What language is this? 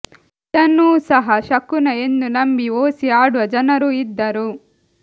Kannada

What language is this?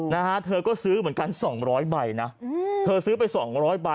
Thai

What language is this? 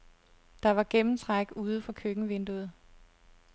Danish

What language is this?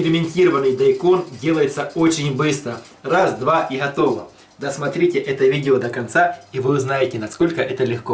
Russian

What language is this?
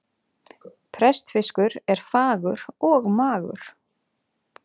Icelandic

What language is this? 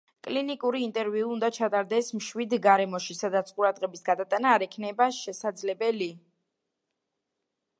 Georgian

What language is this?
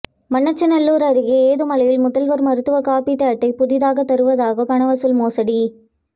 Tamil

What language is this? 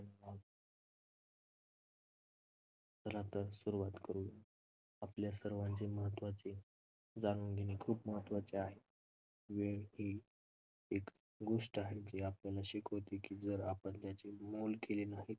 Marathi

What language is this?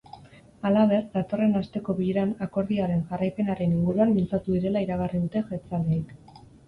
Basque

